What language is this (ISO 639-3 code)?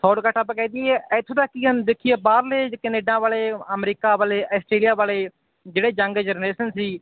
pan